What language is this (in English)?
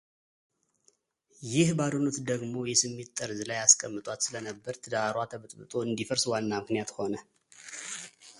Amharic